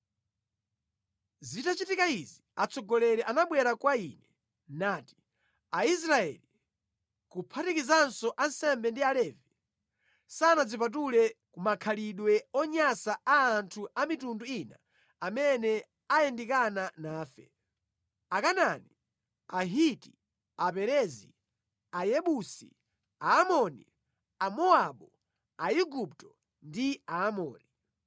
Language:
Nyanja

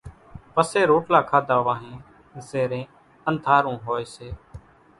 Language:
Kachi Koli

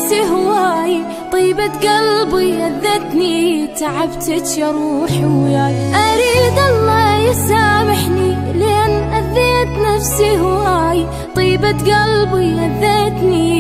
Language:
Arabic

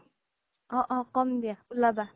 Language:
Assamese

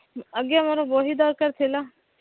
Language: Odia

